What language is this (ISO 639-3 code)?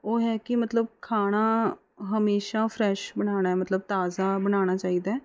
pan